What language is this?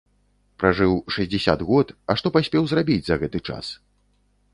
Belarusian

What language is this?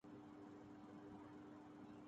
Urdu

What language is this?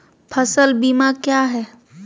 Magahi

